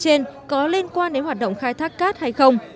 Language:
Vietnamese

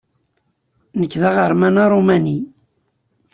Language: Kabyle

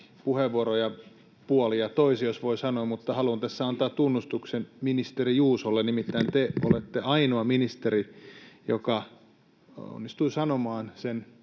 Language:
Finnish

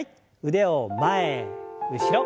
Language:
Japanese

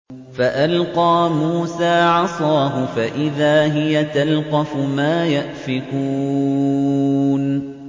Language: Arabic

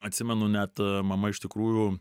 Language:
Lithuanian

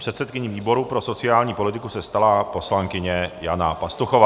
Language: Czech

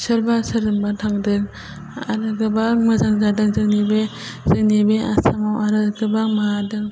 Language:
Bodo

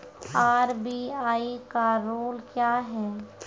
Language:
Maithili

